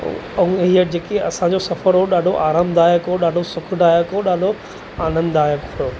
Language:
Sindhi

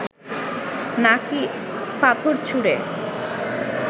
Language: Bangla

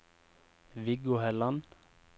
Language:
Norwegian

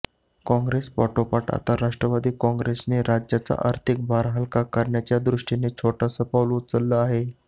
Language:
Marathi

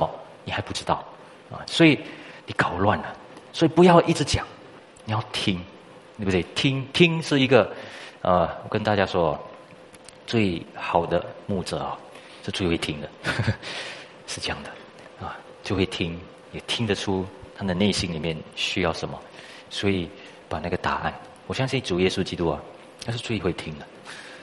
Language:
Chinese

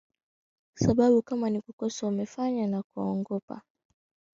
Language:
Swahili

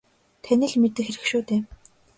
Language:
Mongolian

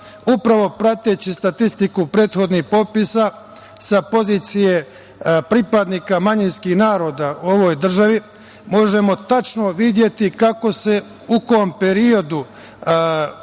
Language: Serbian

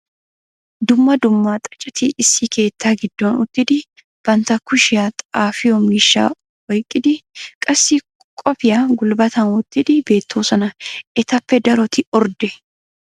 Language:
Wolaytta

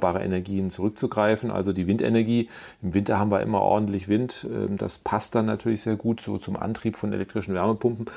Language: German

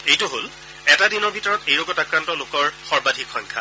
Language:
Assamese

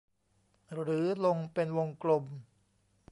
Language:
Thai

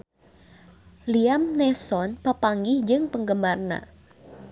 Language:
Sundanese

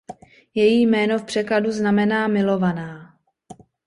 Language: Czech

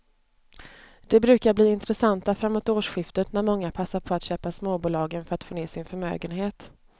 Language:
Swedish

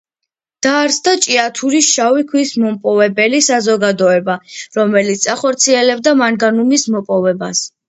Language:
Georgian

